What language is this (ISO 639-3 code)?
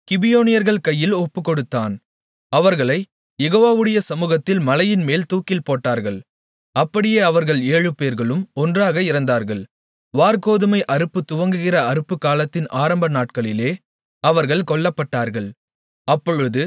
tam